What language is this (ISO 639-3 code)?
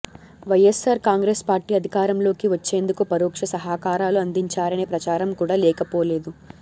tel